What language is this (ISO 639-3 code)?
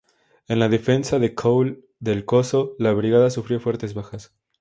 spa